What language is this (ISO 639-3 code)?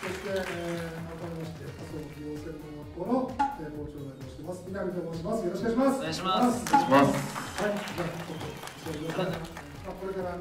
jpn